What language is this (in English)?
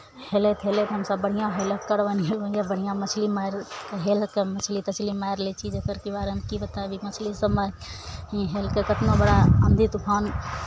Maithili